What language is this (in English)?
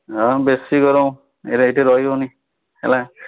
Odia